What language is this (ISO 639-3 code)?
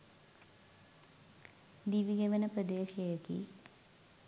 sin